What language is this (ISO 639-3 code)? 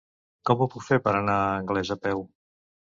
cat